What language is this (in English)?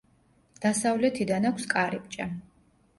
Georgian